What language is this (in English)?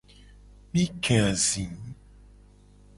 Gen